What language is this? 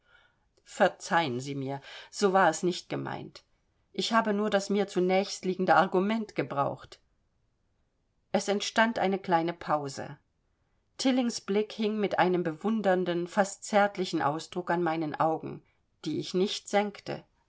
German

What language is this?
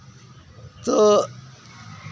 Santali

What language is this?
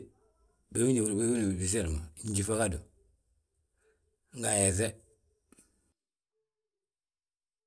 Balanta-Ganja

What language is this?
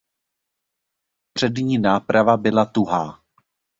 Czech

